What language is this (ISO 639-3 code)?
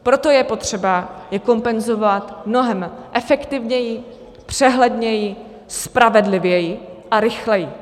ces